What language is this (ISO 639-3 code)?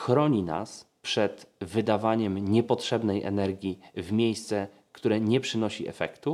pol